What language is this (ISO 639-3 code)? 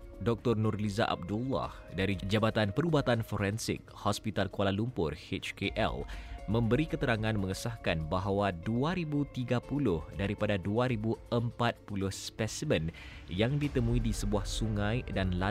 msa